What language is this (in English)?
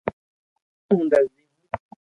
Loarki